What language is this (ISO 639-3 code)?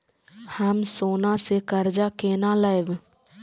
mai